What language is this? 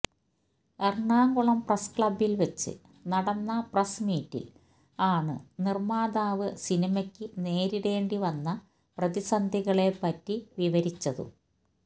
Malayalam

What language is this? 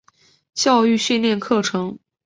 Chinese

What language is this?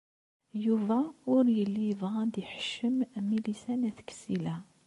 Kabyle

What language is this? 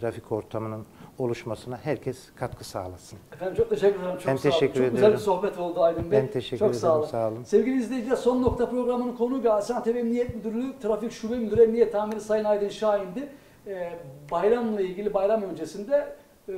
Turkish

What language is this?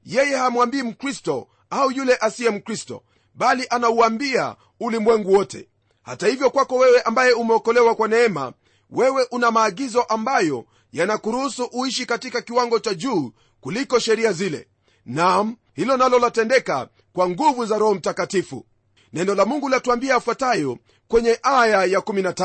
Swahili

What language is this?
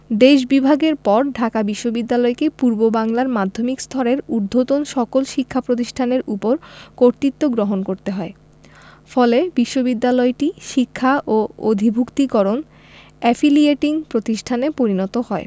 Bangla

